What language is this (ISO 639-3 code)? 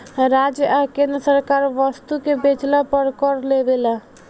bho